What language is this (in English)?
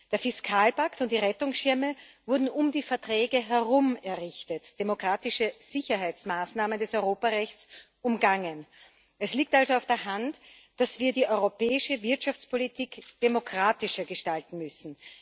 German